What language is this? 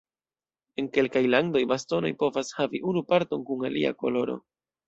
Esperanto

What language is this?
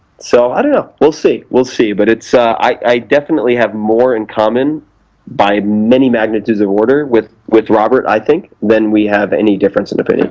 English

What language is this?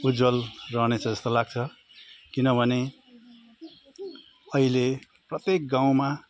Nepali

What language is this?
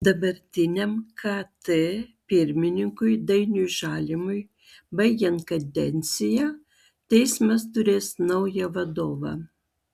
Lithuanian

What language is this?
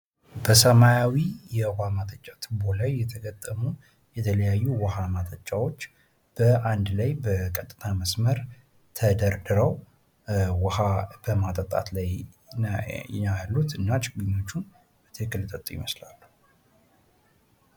Amharic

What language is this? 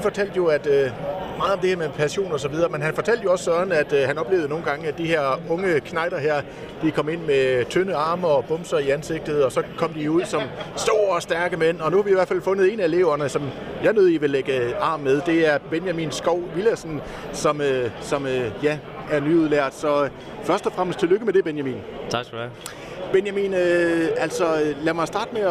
Danish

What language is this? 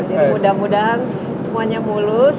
Indonesian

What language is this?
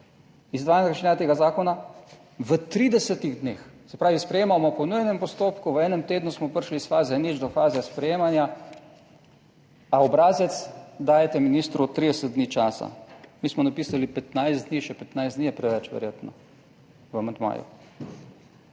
Slovenian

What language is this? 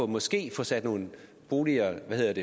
Danish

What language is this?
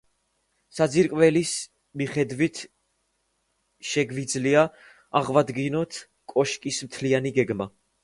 Georgian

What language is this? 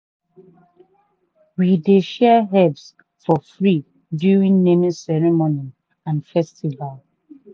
Nigerian Pidgin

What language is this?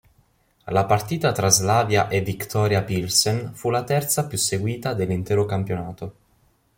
Italian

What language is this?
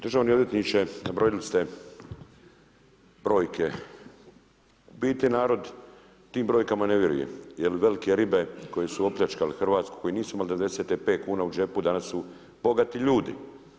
Croatian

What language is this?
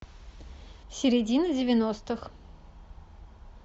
Russian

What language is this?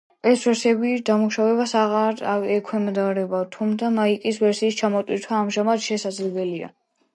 Georgian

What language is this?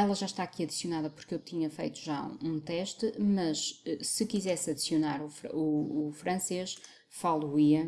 Portuguese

